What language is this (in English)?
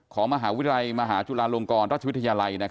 Thai